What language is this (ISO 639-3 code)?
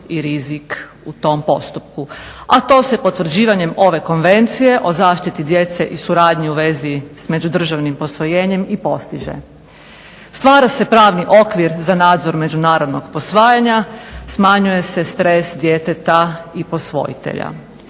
hrv